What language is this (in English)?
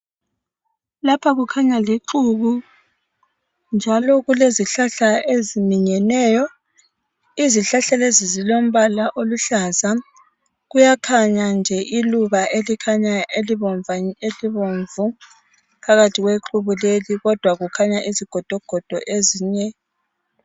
North Ndebele